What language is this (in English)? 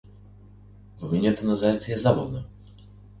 Macedonian